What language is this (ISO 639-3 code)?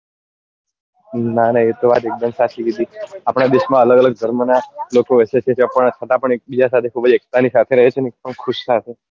guj